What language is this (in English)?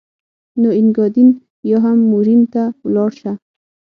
Pashto